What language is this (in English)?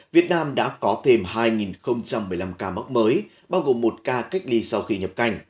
Vietnamese